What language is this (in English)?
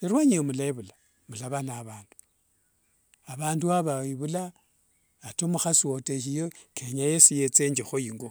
Wanga